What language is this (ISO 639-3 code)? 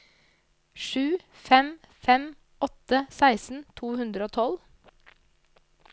nor